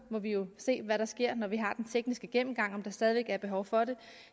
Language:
Danish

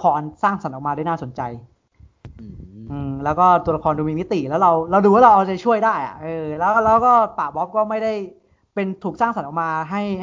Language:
Thai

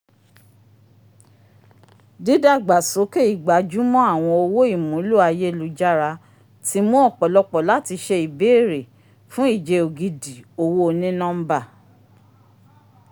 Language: Yoruba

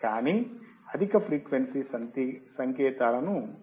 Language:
Telugu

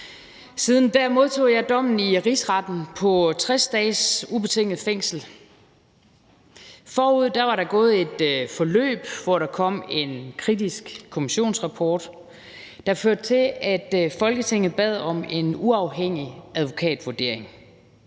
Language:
Danish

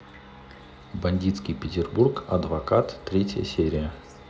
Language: Russian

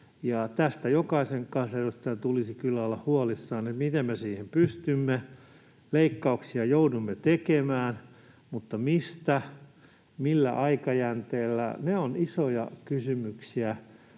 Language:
Finnish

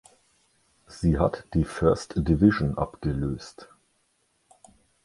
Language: German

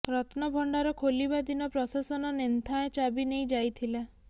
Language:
Odia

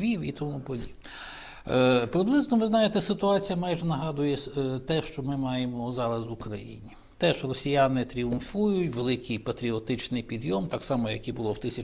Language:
Ukrainian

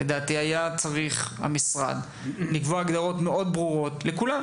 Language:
Hebrew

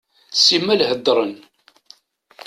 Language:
Kabyle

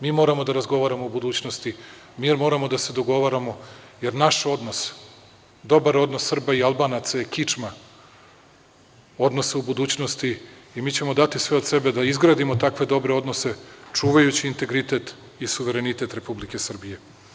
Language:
Serbian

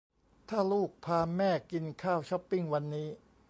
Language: Thai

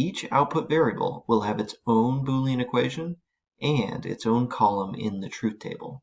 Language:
English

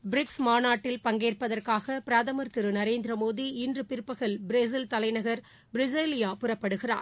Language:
Tamil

